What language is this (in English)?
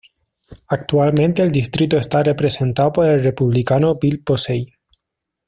Spanish